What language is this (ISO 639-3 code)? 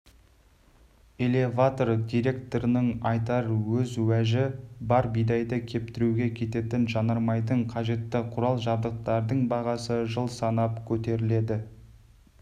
kaz